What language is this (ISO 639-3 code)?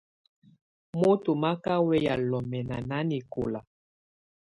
tvu